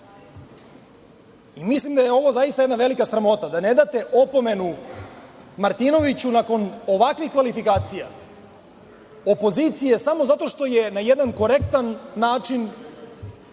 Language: Serbian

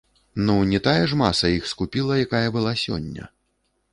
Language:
Belarusian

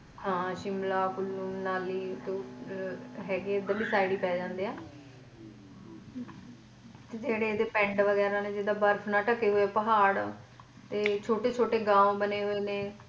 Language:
Punjabi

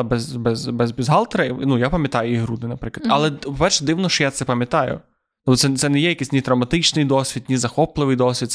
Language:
Ukrainian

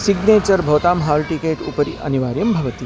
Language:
Sanskrit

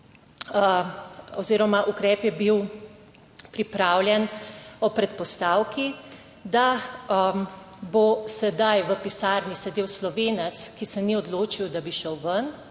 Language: Slovenian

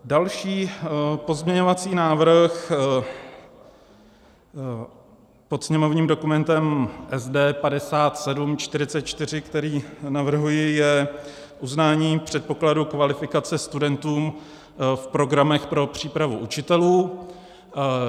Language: Czech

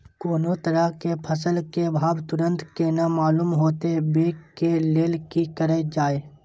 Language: Maithili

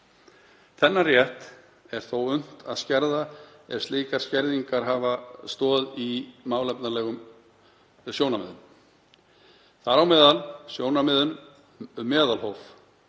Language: Icelandic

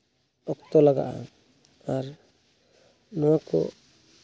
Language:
Santali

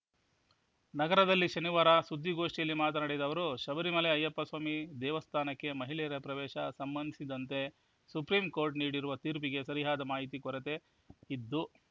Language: Kannada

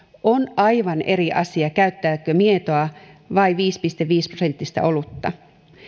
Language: Finnish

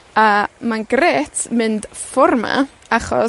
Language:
Welsh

